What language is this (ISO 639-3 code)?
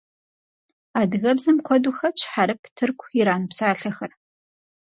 kbd